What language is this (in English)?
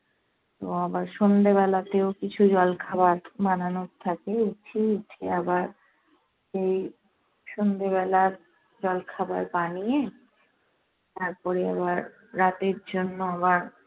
Bangla